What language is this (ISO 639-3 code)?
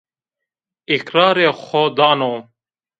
zza